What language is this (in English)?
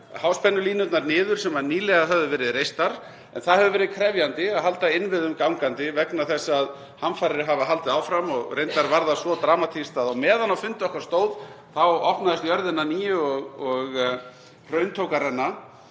Icelandic